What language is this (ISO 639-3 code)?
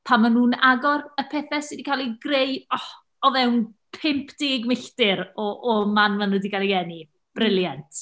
cym